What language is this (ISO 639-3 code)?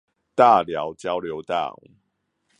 zho